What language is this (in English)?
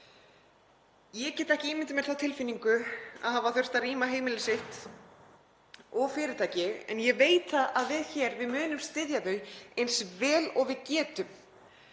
Icelandic